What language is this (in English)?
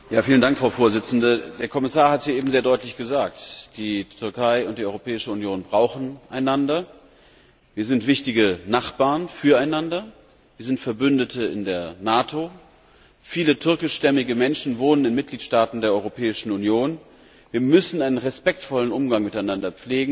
German